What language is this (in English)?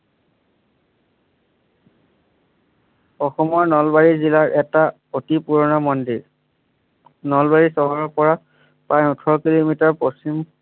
Assamese